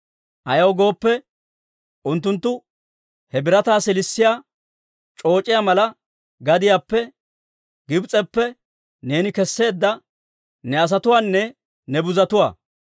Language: Dawro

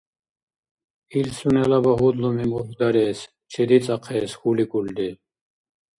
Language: Dargwa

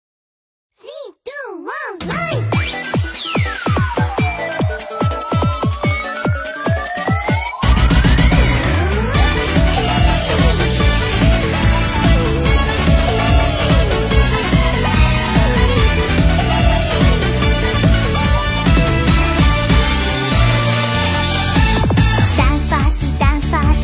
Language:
Thai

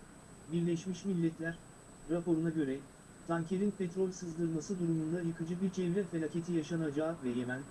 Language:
Turkish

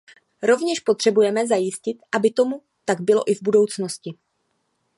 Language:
Czech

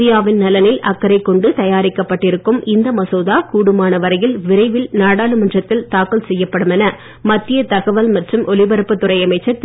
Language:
Tamil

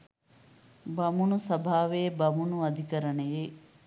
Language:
Sinhala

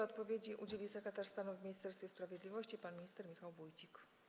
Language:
Polish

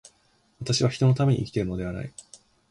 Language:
Japanese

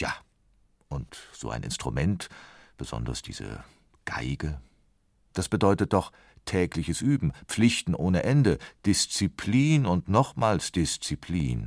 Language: German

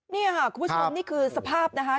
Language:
Thai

